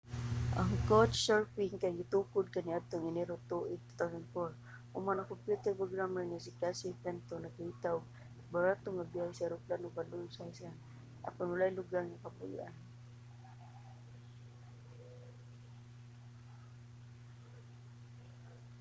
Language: Cebuano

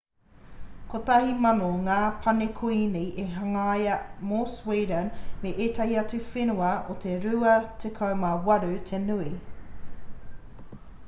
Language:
Māori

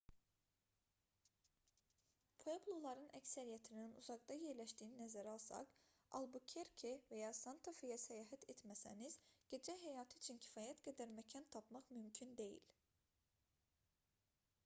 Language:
Azerbaijani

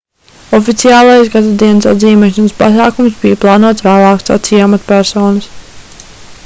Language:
Latvian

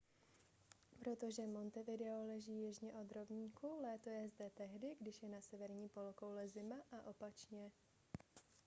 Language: Czech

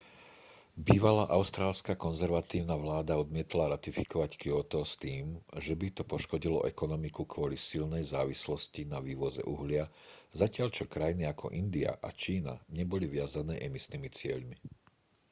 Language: Slovak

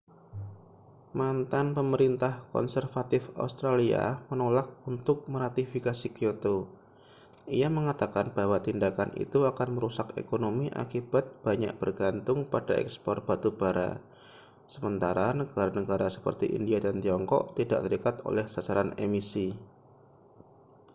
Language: Indonesian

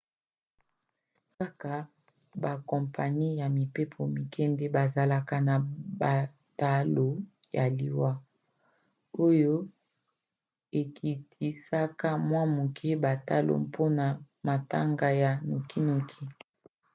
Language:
Lingala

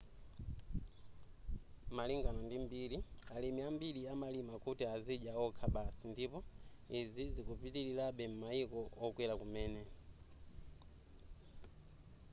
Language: Nyanja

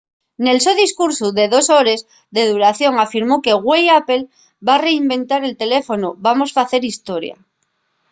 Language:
Asturian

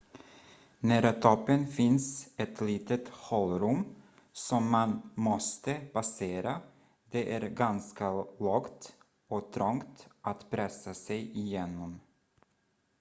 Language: Swedish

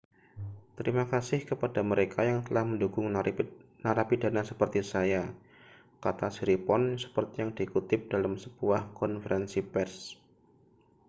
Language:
Indonesian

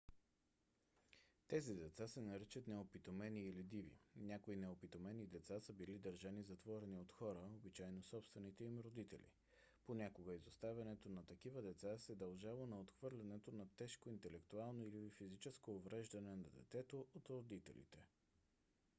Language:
Bulgarian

